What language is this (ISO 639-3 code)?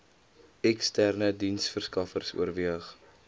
afr